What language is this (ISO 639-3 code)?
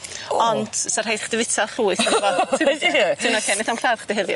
cym